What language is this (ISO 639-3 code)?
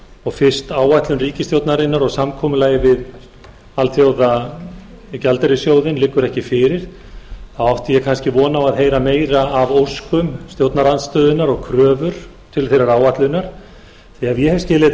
isl